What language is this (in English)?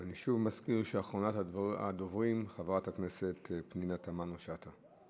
Hebrew